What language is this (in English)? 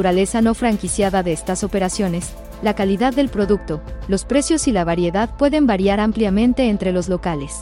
Spanish